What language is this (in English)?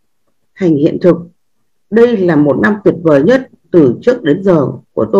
Vietnamese